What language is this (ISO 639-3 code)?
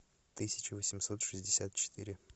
rus